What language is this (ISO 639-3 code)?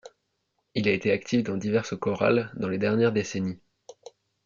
fra